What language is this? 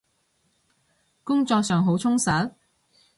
Cantonese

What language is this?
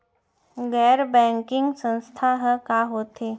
Chhattisgarhi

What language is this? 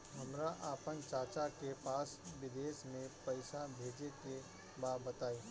Bhojpuri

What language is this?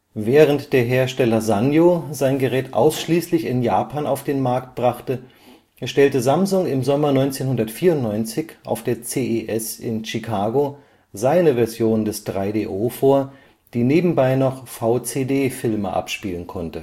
German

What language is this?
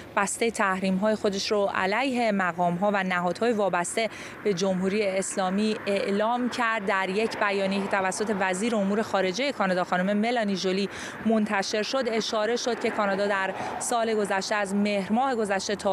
Persian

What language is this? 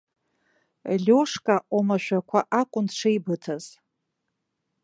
Abkhazian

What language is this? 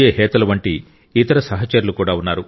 Telugu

